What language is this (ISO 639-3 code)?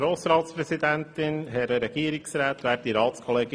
gsw